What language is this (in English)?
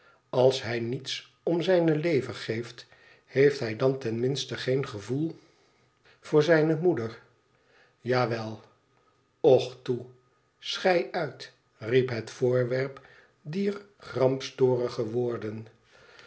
Dutch